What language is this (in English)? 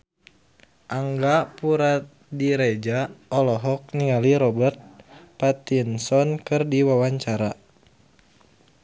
Sundanese